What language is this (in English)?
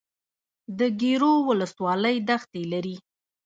Pashto